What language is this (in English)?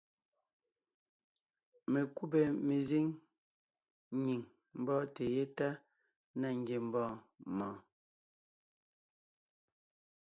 Ngiemboon